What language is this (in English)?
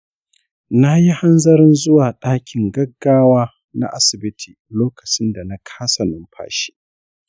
Hausa